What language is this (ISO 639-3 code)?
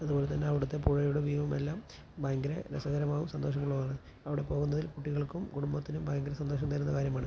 mal